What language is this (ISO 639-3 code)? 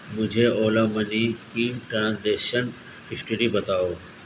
urd